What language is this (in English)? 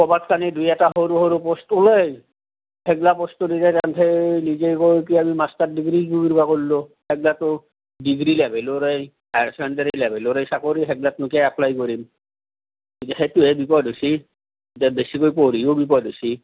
Assamese